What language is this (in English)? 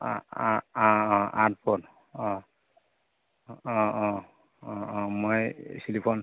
Assamese